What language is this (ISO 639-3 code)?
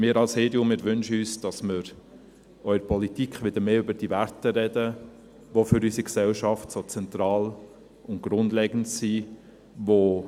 gsw